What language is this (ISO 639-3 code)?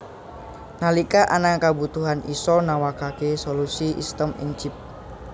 jav